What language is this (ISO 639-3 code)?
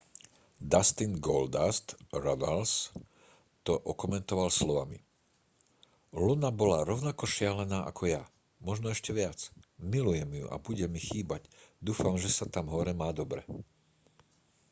slk